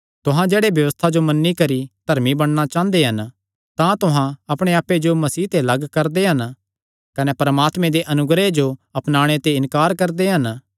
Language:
Kangri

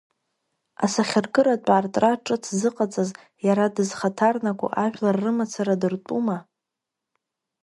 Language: Abkhazian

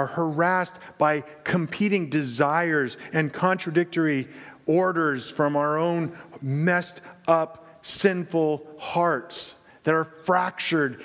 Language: English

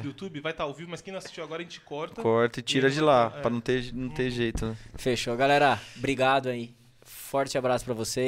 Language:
Portuguese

